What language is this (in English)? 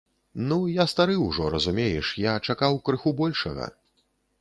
Belarusian